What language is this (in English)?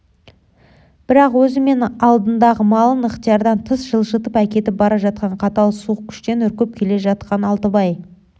Kazakh